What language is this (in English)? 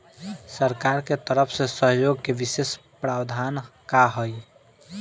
Bhojpuri